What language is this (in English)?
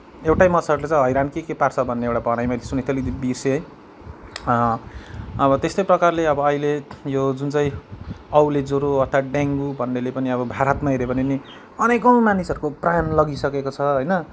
Nepali